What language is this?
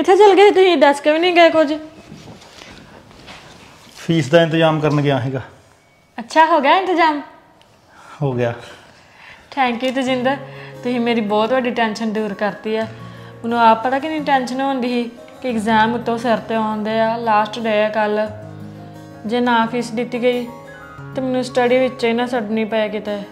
Punjabi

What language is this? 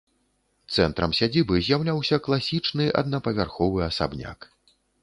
Belarusian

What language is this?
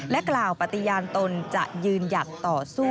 Thai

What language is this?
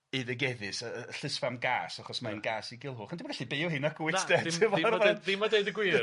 Welsh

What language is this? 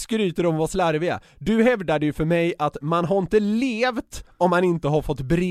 Swedish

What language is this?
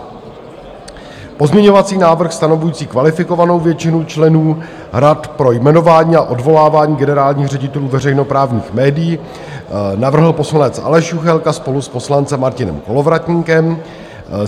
Czech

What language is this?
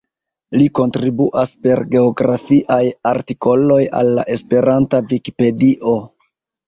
Esperanto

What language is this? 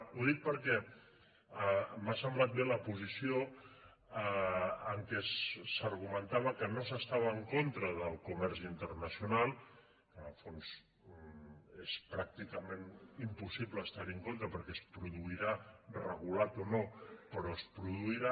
Catalan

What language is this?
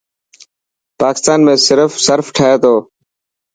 Dhatki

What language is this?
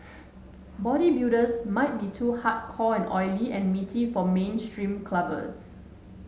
English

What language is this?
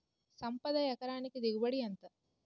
Telugu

